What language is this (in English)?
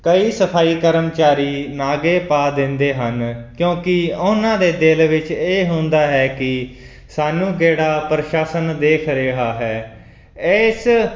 Punjabi